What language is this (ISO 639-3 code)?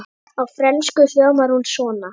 isl